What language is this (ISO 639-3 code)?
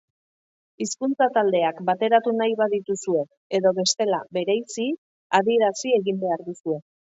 eus